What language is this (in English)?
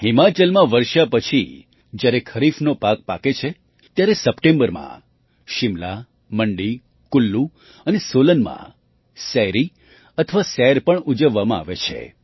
Gujarati